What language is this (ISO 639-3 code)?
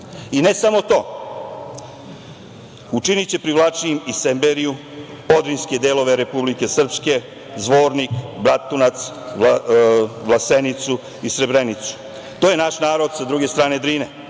srp